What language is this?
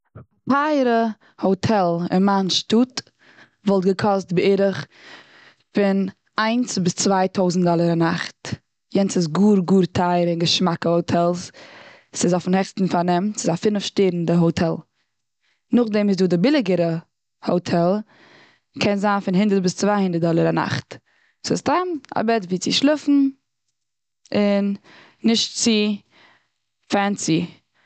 Yiddish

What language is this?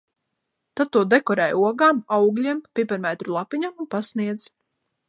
Latvian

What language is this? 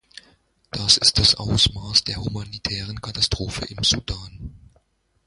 German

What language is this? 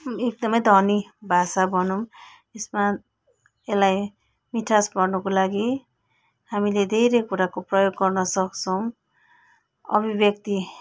Nepali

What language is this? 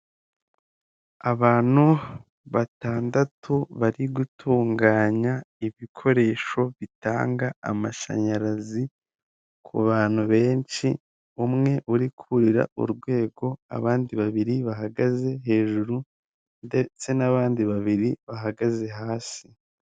Kinyarwanda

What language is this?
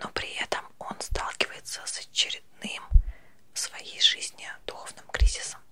Russian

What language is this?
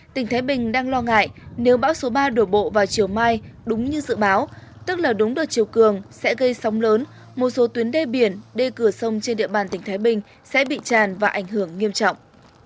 Vietnamese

